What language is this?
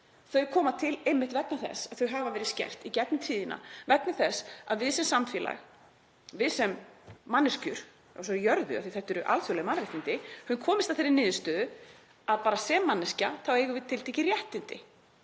Icelandic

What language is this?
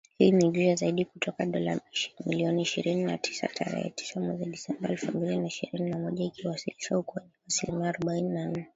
Swahili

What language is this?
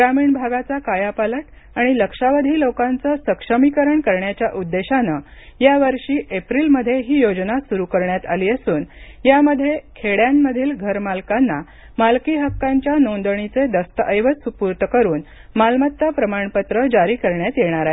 Marathi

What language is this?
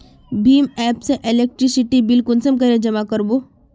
Magahi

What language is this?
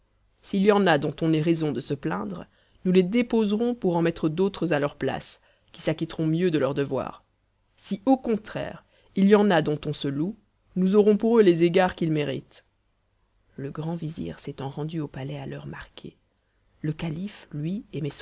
French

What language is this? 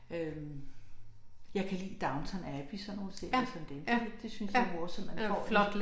Danish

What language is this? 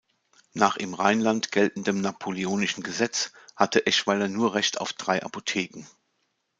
German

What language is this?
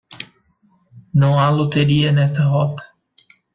Portuguese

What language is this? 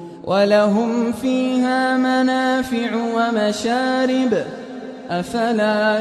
Arabic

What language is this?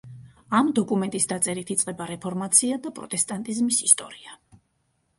Georgian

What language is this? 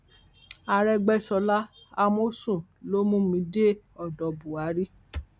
Yoruba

